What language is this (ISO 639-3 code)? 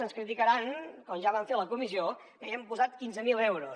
cat